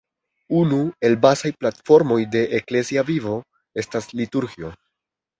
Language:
Esperanto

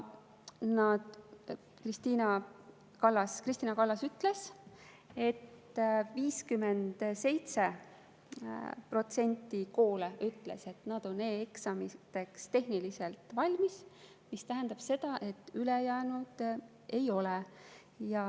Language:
Estonian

